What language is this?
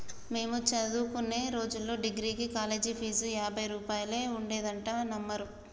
Telugu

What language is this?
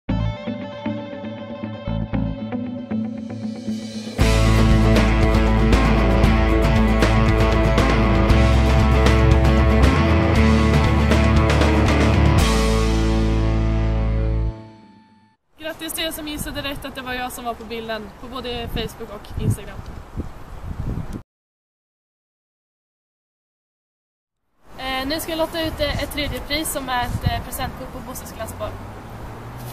Swedish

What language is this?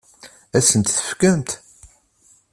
Kabyle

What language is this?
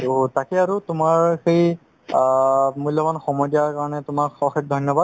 Assamese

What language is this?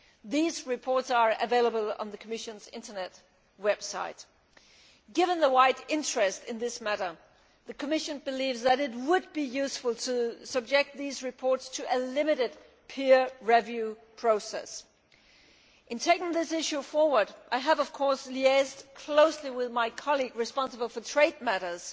English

